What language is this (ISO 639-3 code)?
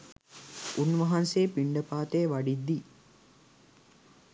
sin